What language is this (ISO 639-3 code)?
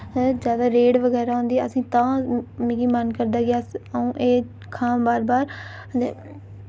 doi